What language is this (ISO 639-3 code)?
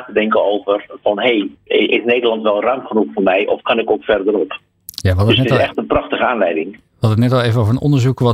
nld